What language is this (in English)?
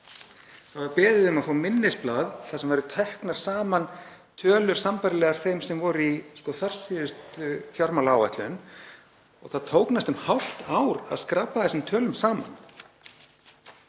Icelandic